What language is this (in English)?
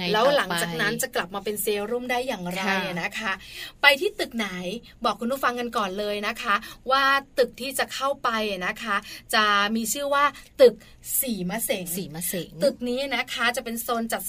Thai